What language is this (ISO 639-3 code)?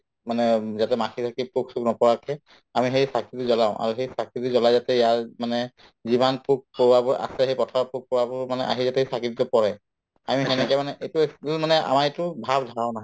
asm